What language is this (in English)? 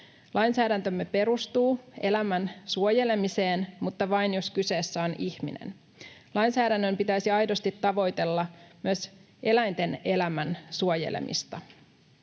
Finnish